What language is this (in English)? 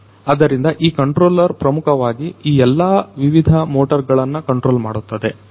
Kannada